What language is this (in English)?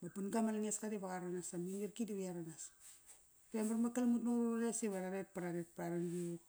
Kairak